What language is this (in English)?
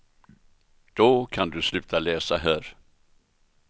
Swedish